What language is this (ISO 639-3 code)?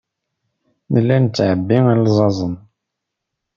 kab